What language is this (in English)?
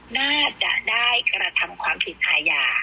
Thai